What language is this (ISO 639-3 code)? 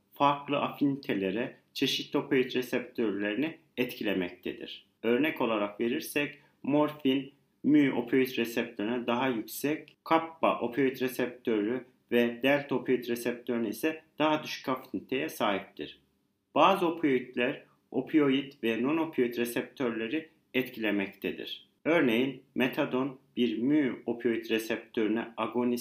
tur